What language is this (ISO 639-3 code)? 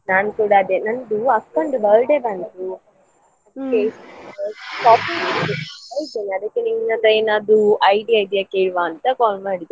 kan